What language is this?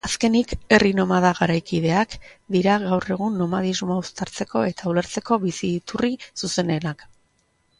Basque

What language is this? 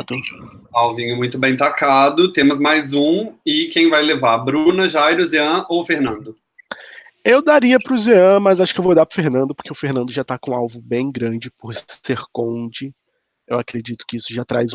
Portuguese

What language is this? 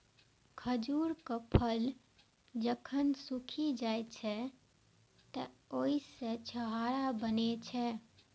Maithili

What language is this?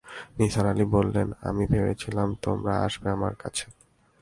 Bangla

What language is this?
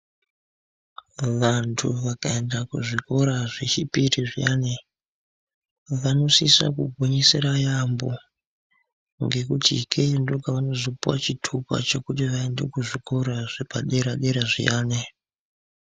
Ndau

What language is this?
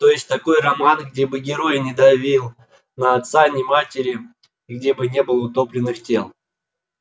Russian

